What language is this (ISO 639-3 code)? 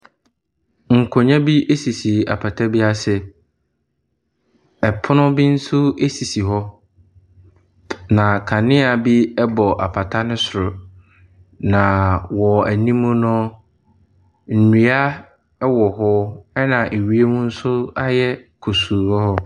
aka